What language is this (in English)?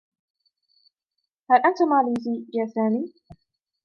Arabic